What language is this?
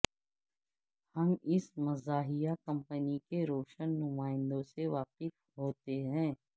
Urdu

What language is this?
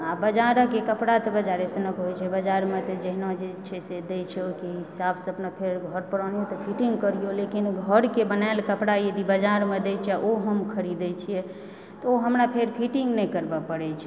Maithili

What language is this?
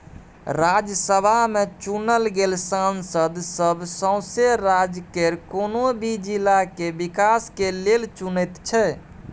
Maithili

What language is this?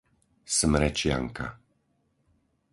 Slovak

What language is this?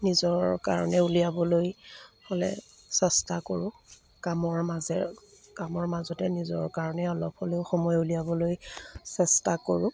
Assamese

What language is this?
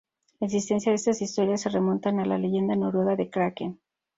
Spanish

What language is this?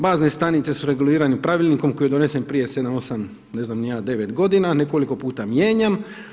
Croatian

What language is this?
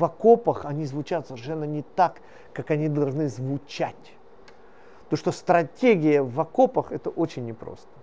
Russian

